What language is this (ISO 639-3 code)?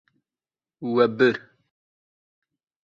kur